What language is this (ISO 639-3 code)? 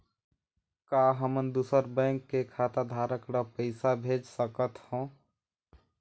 hne